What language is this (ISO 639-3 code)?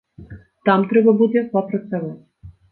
bel